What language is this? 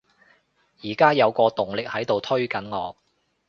Cantonese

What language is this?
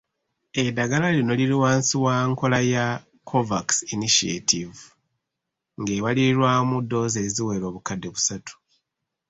Ganda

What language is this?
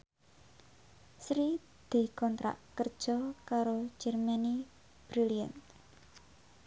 Javanese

